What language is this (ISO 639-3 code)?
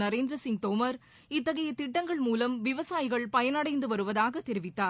tam